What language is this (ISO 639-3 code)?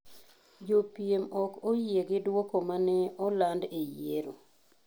luo